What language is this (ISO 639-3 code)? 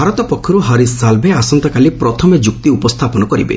ori